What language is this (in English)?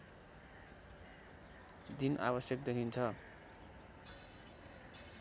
Nepali